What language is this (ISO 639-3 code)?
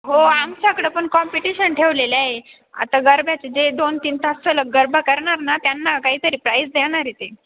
mar